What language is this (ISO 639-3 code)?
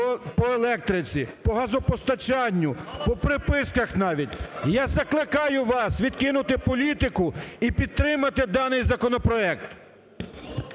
ukr